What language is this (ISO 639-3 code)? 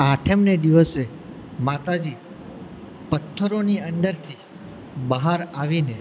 guj